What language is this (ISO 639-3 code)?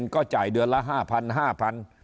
tha